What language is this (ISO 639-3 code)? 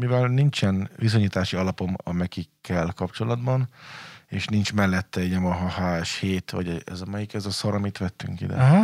hun